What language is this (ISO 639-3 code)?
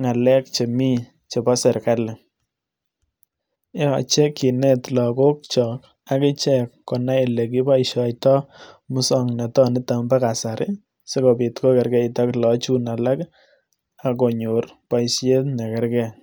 kln